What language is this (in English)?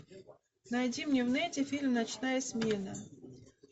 Russian